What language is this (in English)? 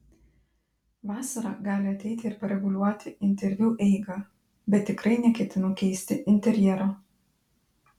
Lithuanian